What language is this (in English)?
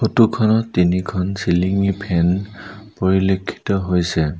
Assamese